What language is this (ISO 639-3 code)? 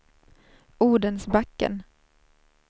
swe